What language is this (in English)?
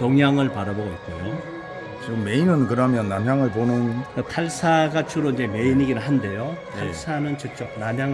Korean